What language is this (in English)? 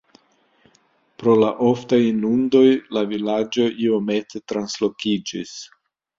Esperanto